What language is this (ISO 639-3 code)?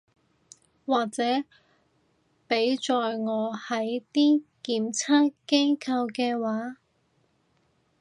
yue